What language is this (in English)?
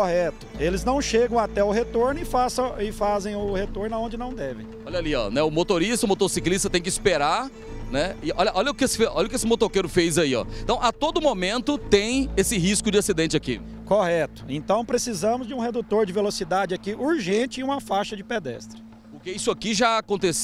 Portuguese